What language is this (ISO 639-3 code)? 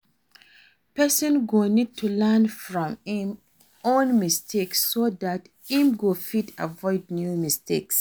pcm